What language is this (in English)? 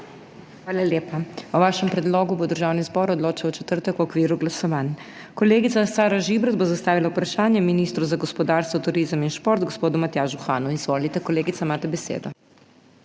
Slovenian